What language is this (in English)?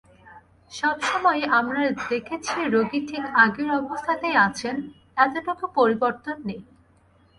Bangla